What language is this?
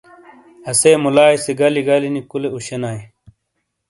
Shina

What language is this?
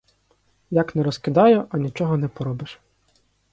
Ukrainian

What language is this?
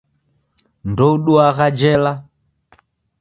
Taita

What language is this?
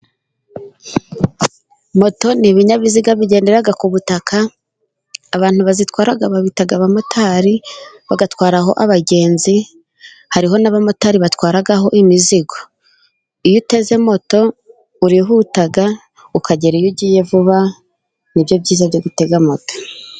Kinyarwanda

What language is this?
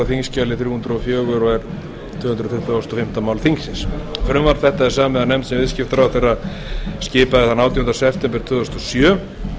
Icelandic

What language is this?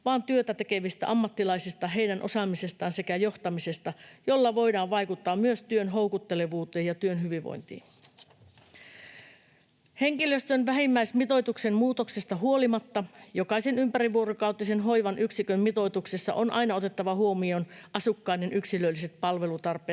Finnish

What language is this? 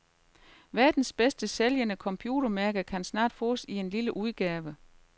Danish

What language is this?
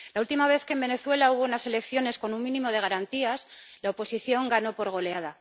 Spanish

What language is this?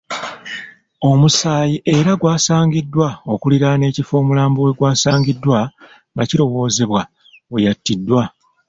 Ganda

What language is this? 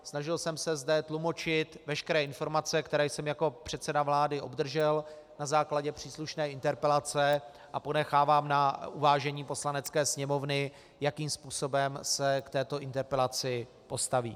Czech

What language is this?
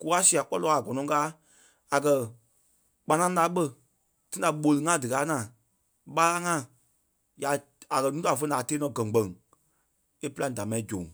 Kpelle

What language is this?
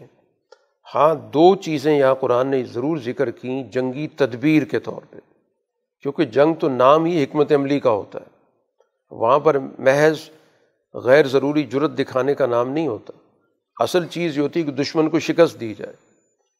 Urdu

